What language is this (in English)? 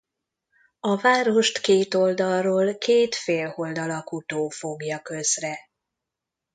Hungarian